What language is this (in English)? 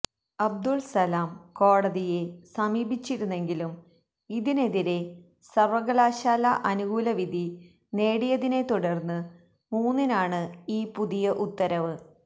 Malayalam